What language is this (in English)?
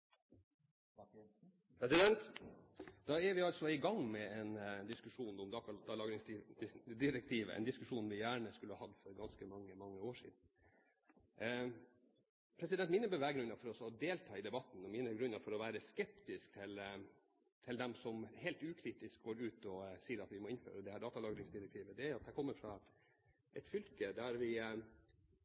Norwegian Bokmål